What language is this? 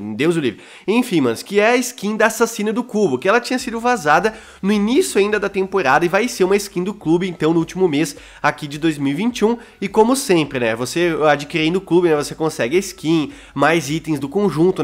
Portuguese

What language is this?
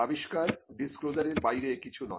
Bangla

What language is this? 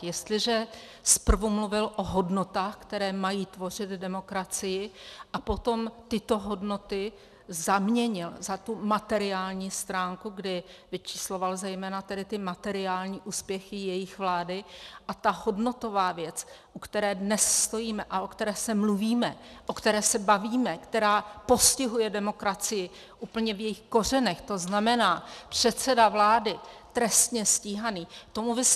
Czech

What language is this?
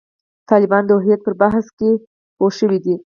Pashto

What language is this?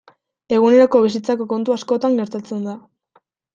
Basque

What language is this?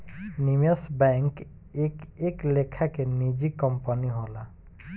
Bhojpuri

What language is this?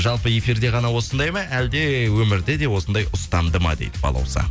Kazakh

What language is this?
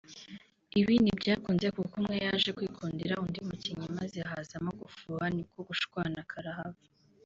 Kinyarwanda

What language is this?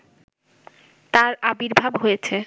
Bangla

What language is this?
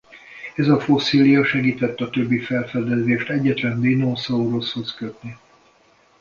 Hungarian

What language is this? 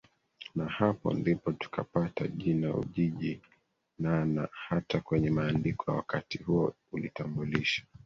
Swahili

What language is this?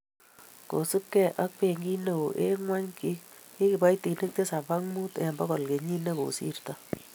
Kalenjin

